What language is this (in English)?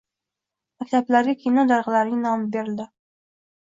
Uzbek